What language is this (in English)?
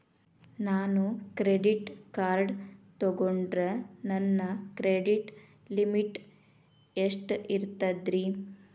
Kannada